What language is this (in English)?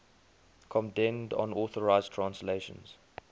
English